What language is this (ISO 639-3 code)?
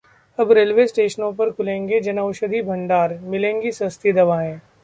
hin